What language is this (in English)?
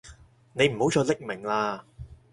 Cantonese